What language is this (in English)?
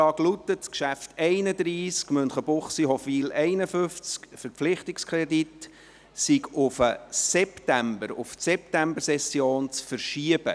Swiss German